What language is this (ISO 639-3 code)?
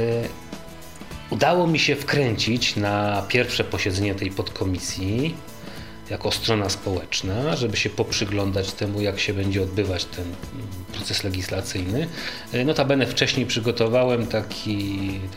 pol